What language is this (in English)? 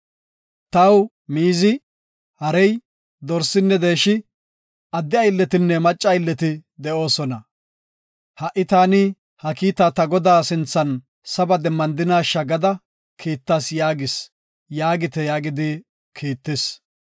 Gofa